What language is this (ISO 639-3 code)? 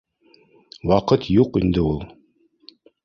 bak